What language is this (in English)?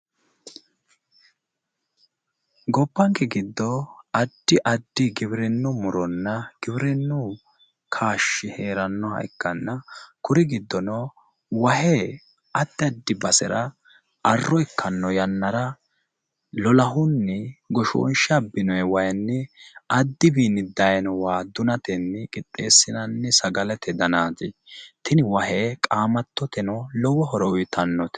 Sidamo